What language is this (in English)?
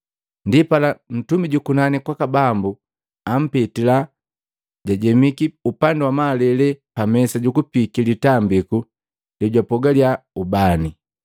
Matengo